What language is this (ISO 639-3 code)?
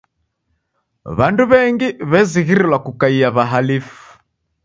dav